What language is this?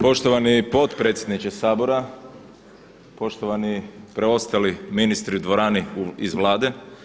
Croatian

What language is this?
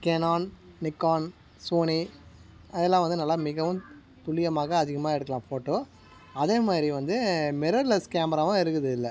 Tamil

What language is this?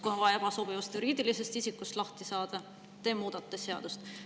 Estonian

